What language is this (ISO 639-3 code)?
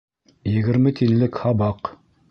bak